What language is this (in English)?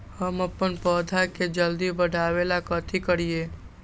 Magahi